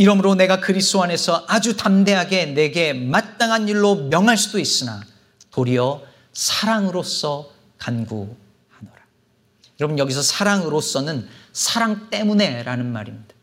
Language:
Korean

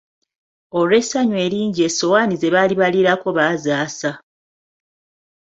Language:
Ganda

